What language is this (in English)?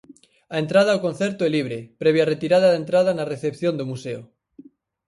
Galician